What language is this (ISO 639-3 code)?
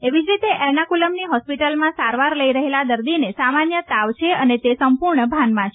guj